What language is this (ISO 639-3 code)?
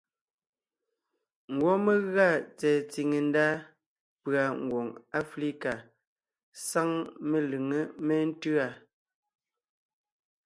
nnh